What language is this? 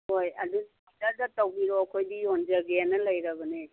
Manipuri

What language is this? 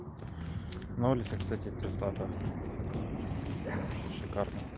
Russian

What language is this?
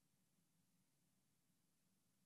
Hebrew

